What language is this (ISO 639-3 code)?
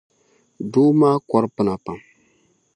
dag